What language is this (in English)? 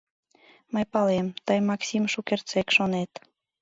Mari